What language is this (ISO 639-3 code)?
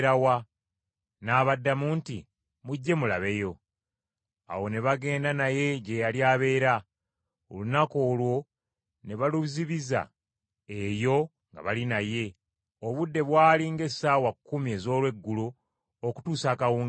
lug